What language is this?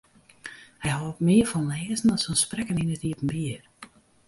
Western Frisian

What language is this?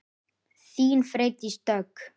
Icelandic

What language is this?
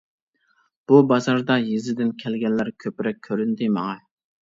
Uyghur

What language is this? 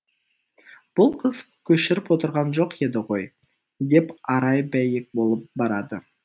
Kazakh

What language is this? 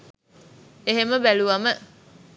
Sinhala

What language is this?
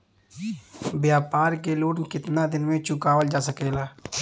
Bhojpuri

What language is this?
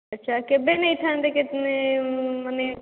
Odia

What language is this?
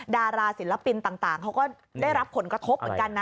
Thai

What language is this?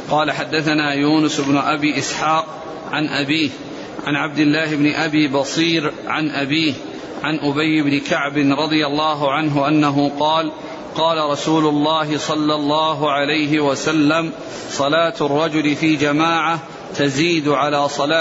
Arabic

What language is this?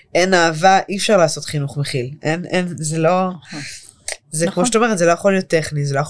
Hebrew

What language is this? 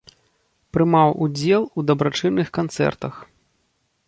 Belarusian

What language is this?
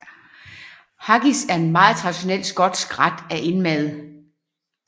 Danish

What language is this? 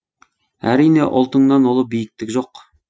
Kazakh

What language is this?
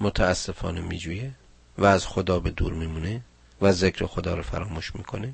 Persian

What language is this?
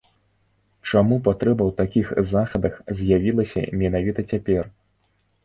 Belarusian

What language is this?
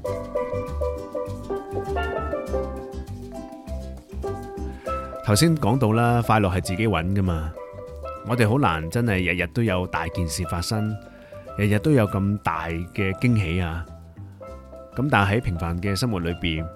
Chinese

